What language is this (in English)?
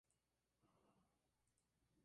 Spanish